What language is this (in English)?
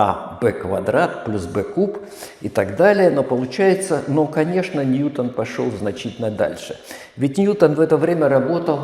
Russian